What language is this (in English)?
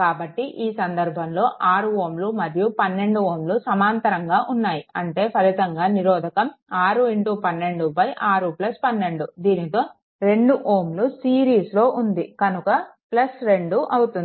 Telugu